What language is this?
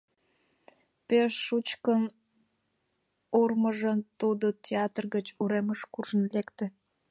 Mari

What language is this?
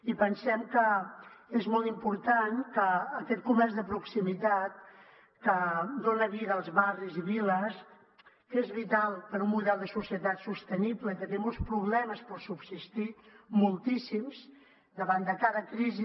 Catalan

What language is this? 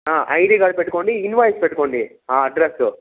Telugu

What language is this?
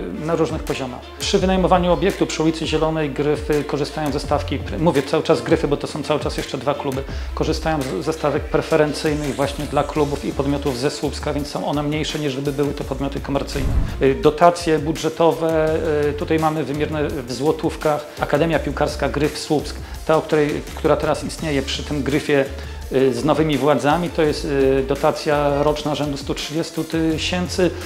Polish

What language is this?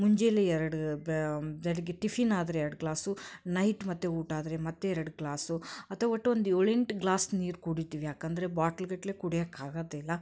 Kannada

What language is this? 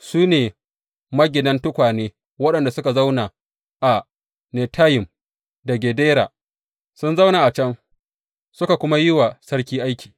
Hausa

